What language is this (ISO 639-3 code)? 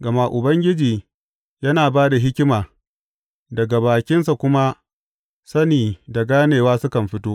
hau